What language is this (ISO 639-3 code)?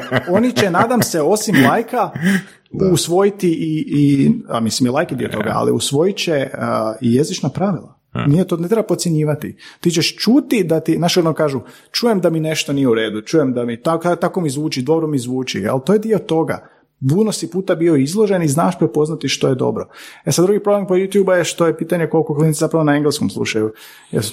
hrv